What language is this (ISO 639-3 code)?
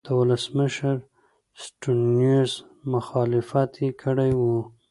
pus